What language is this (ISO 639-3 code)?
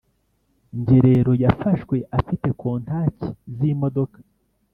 kin